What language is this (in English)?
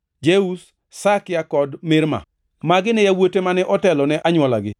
Luo (Kenya and Tanzania)